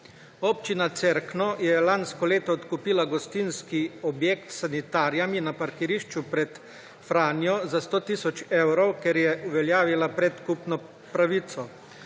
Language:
Slovenian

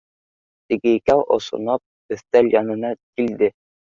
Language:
Bashkir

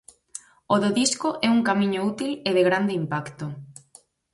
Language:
Galician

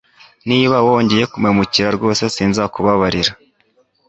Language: Kinyarwanda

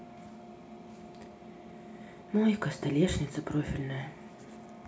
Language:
Russian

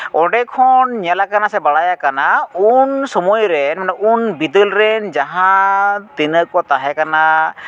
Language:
Santali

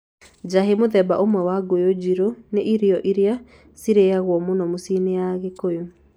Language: Kikuyu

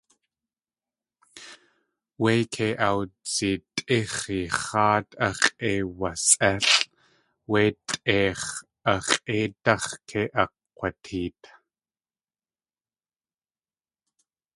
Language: Tlingit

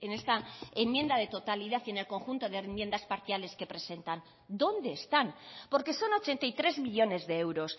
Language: Spanish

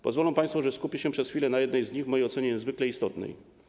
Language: Polish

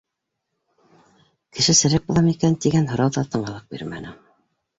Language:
Bashkir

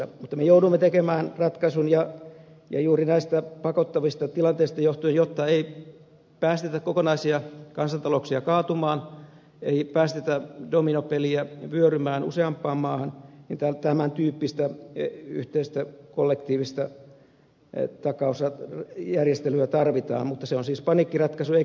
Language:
Finnish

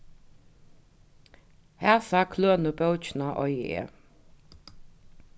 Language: Faroese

